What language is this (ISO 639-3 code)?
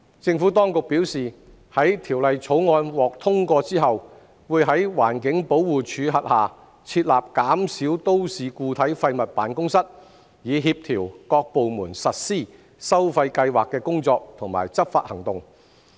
yue